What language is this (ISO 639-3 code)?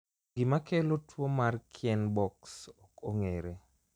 luo